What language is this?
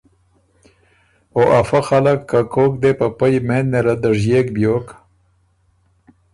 Ormuri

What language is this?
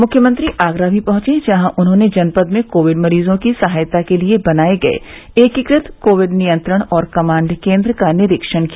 Hindi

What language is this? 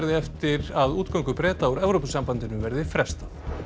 Icelandic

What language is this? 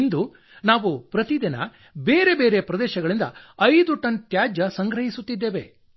Kannada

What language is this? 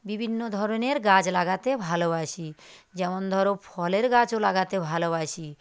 Bangla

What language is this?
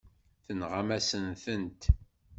Kabyle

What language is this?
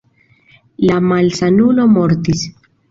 Esperanto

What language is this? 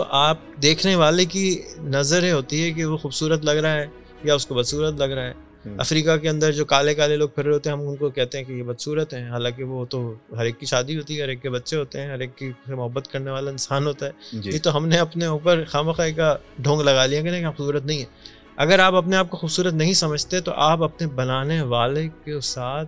Urdu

